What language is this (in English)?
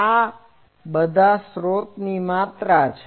Gujarati